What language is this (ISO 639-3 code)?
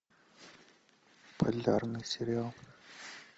rus